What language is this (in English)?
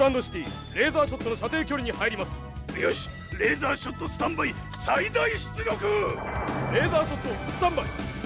Japanese